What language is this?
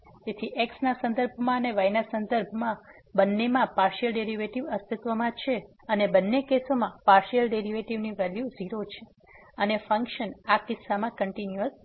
Gujarati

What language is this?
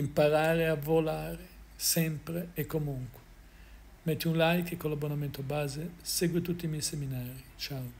Italian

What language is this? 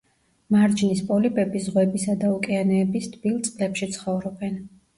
Georgian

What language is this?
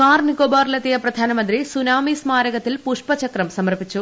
Malayalam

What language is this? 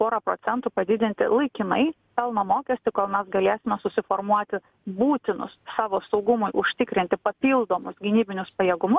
Lithuanian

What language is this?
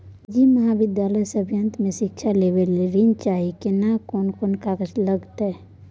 Maithili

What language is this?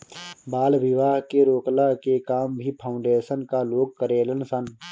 Bhojpuri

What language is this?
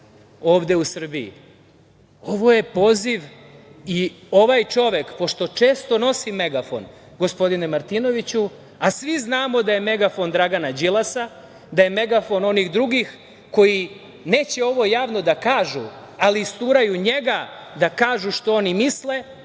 Serbian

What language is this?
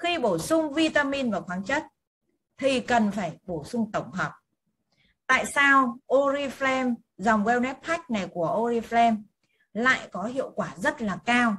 Vietnamese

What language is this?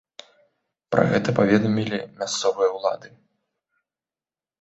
Belarusian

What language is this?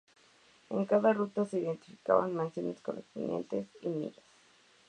Spanish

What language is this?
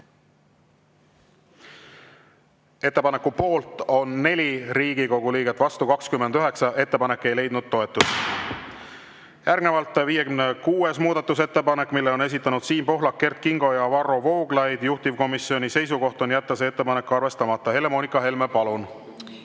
Estonian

